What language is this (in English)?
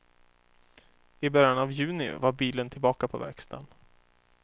Swedish